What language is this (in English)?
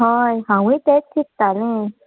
Konkani